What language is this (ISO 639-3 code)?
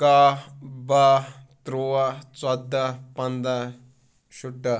kas